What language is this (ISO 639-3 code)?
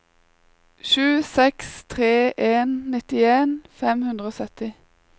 nor